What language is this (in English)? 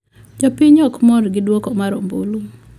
Luo (Kenya and Tanzania)